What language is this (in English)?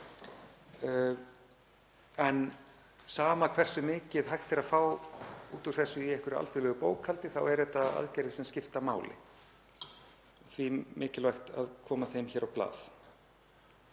Icelandic